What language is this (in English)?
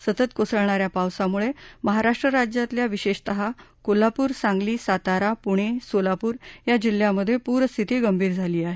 Marathi